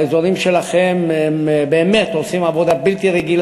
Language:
Hebrew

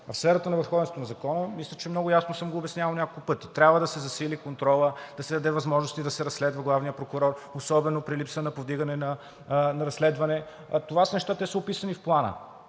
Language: Bulgarian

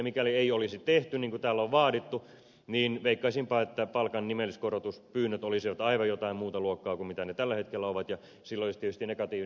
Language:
Finnish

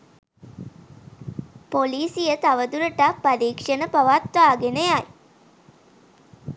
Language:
Sinhala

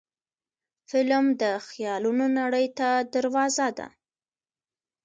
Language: Pashto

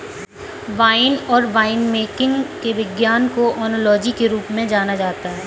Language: Hindi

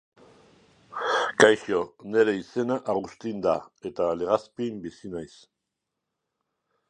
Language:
Basque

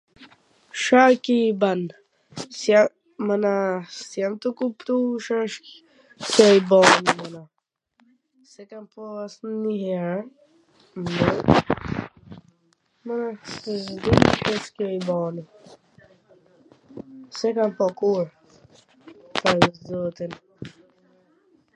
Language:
Gheg Albanian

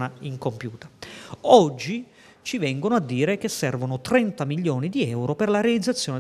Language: Italian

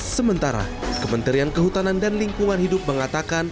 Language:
Indonesian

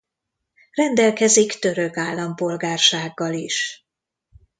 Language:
Hungarian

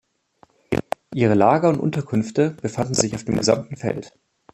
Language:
German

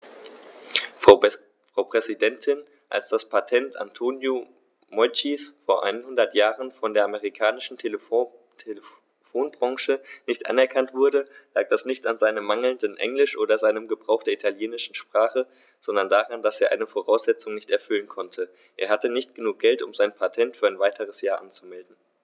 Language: German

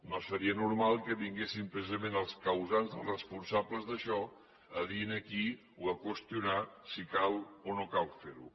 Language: Catalan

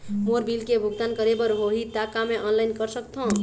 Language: Chhattisgarhi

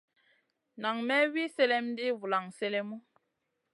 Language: Masana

